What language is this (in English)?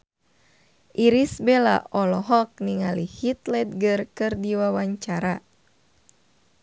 Sundanese